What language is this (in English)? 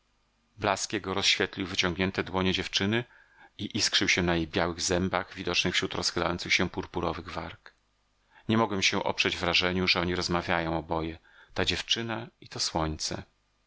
Polish